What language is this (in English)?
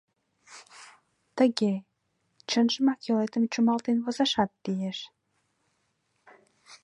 Mari